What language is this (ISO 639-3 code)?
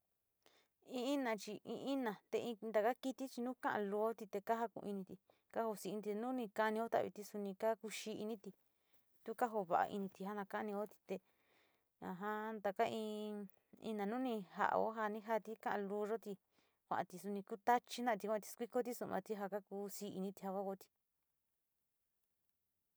xti